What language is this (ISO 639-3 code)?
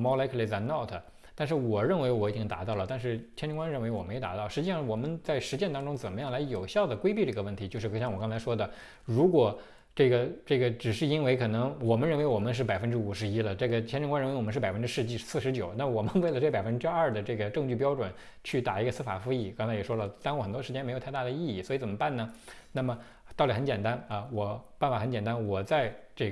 zho